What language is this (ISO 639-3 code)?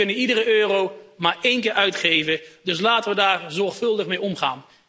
nld